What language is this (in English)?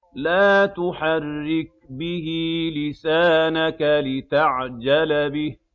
Arabic